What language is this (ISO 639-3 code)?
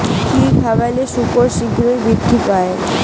ben